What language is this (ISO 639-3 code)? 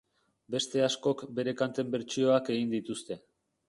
eus